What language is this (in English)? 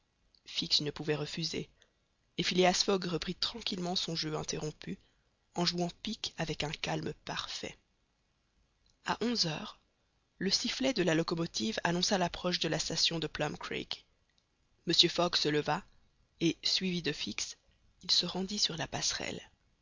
French